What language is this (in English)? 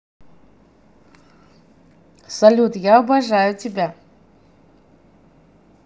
Russian